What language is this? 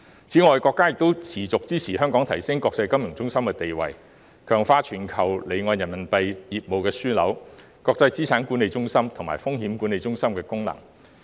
Cantonese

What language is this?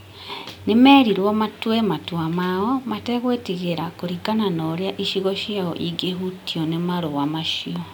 Kikuyu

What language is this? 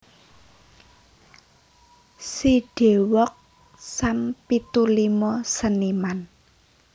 Javanese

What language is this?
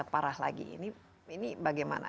Indonesian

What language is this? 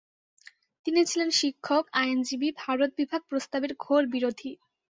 Bangla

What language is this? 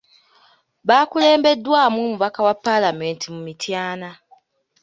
Ganda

